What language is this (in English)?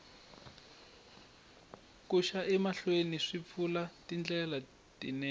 Tsonga